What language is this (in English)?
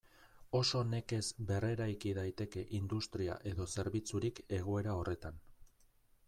Basque